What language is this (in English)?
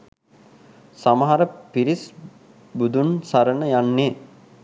Sinhala